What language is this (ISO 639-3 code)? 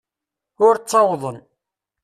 kab